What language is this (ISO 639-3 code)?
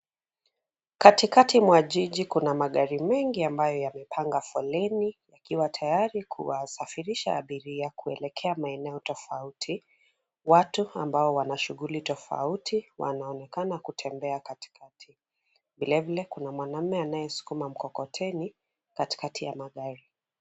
swa